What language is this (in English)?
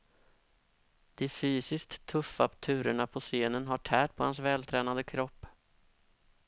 Swedish